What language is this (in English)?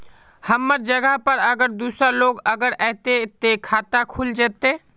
Magahi